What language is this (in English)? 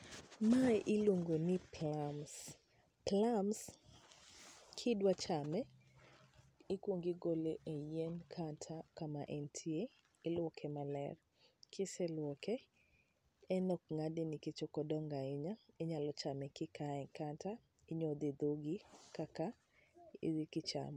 Luo (Kenya and Tanzania)